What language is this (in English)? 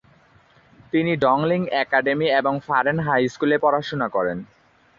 Bangla